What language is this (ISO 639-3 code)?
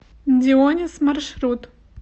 rus